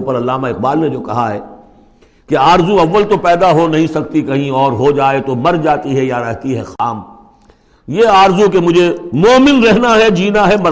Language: Urdu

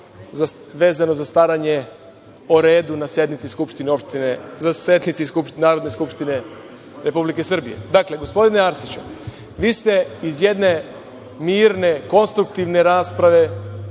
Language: Serbian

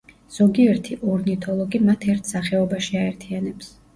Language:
Georgian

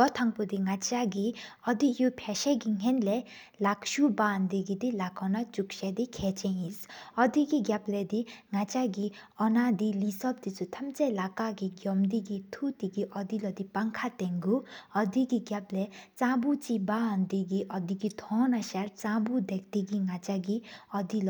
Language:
Sikkimese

